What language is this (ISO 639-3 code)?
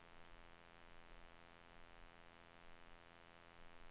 swe